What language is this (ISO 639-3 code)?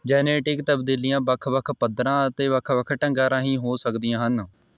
pan